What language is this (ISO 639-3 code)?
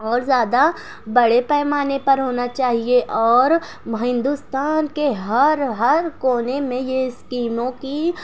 urd